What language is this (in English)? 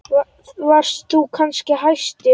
Icelandic